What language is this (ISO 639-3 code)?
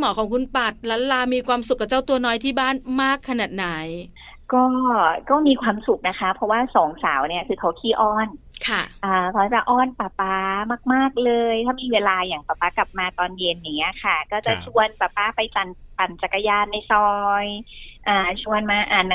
tha